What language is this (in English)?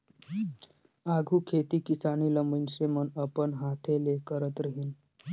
Chhattisgarhi